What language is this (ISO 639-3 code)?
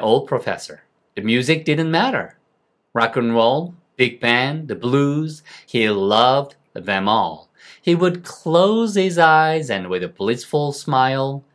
kor